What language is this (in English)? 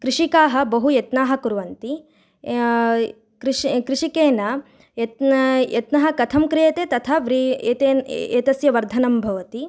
Sanskrit